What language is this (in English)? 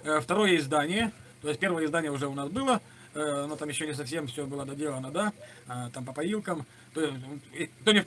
Russian